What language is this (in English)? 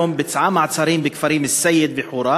Hebrew